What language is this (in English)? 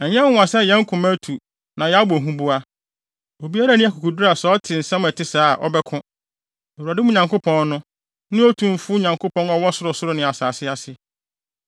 Akan